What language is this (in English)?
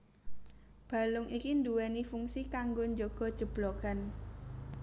Javanese